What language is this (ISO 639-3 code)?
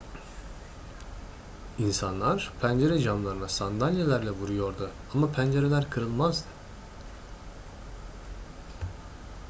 tur